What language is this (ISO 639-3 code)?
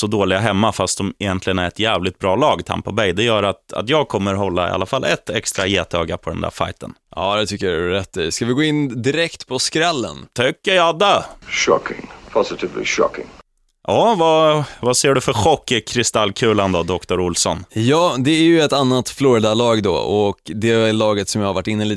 swe